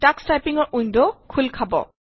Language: Assamese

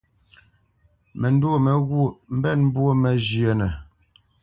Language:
Bamenyam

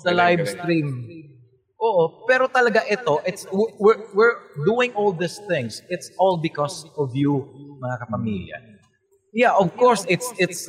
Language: Filipino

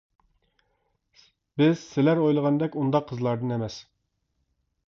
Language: Uyghur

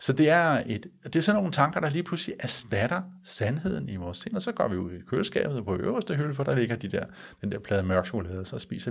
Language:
Danish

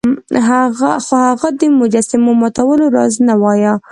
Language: Pashto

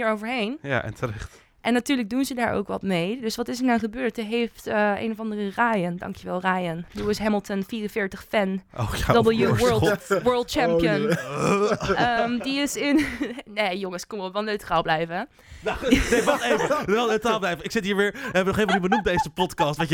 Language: Dutch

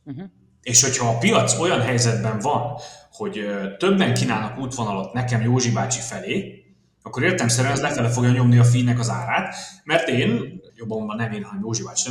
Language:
Hungarian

